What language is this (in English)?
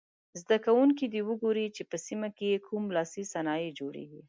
Pashto